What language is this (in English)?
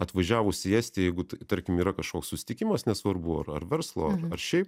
Lithuanian